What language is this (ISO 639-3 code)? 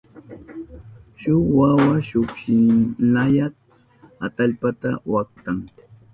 qup